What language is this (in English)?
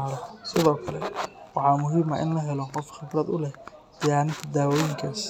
Somali